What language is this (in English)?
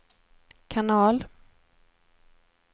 Swedish